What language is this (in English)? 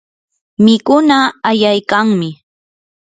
Yanahuanca Pasco Quechua